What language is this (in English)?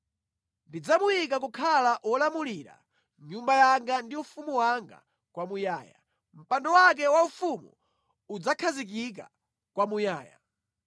Nyanja